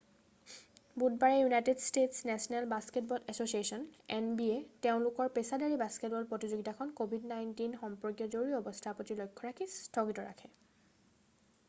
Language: Assamese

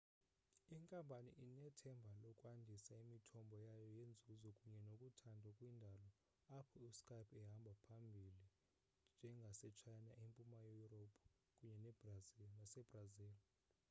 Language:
Xhosa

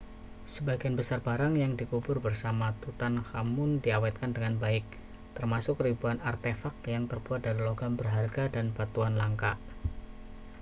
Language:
Indonesian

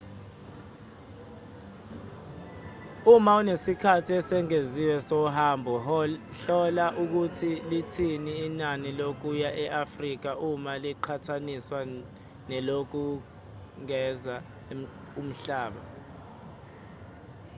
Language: Zulu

